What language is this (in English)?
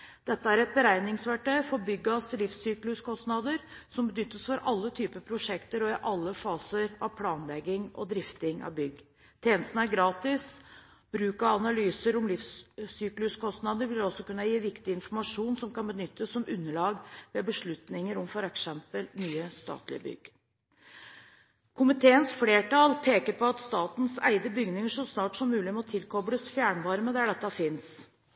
Norwegian Bokmål